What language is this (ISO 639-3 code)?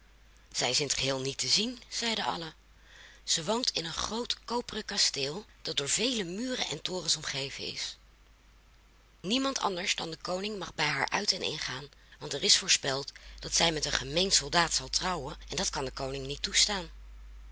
nld